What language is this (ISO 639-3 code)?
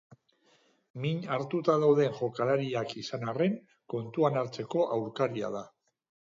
eus